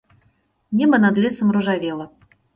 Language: Belarusian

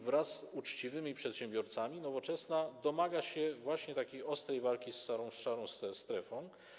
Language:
Polish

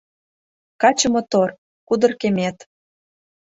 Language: Mari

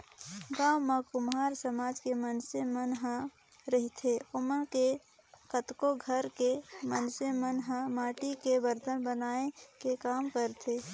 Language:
Chhattisgarhi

